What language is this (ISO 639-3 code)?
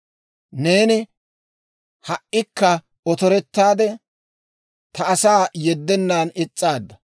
dwr